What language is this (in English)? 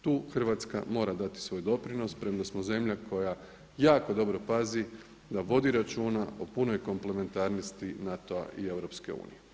Croatian